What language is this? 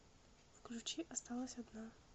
Russian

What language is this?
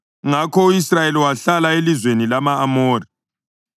North Ndebele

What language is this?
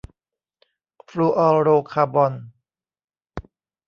Thai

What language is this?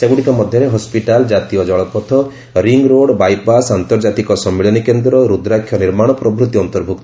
Odia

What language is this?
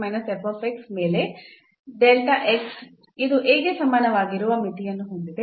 Kannada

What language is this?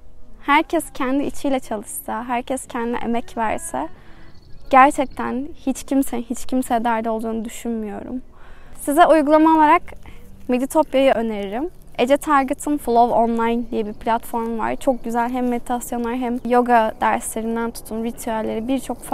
Turkish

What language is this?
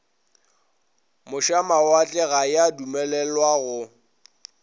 Northern Sotho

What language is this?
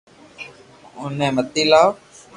Loarki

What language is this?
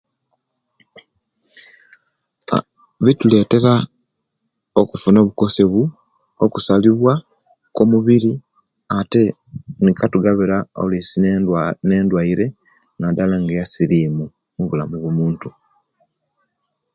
Kenyi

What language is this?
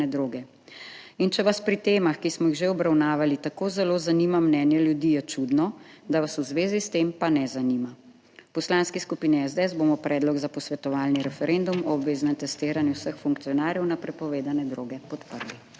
Slovenian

